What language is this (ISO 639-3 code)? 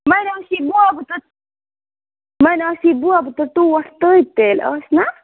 kas